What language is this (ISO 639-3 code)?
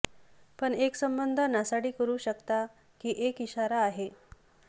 mar